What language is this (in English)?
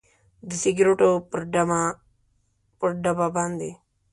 Pashto